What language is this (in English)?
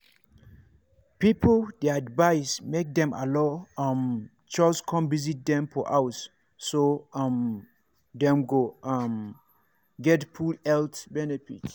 Nigerian Pidgin